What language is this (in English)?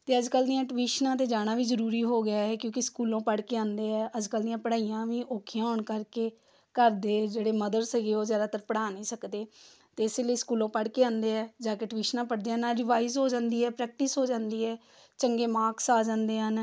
Punjabi